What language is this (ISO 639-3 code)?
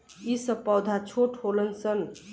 bho